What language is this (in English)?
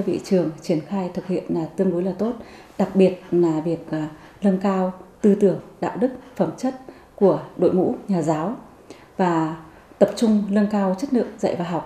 Vietnamese